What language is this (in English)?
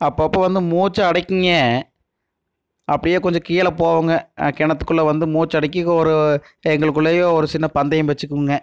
Tamil